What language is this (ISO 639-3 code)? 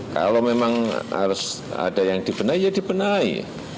ind